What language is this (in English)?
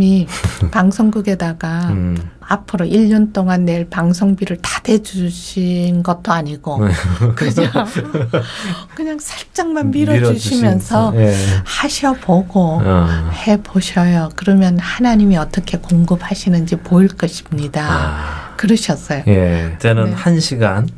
Korean